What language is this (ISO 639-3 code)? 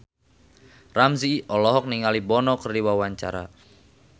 sun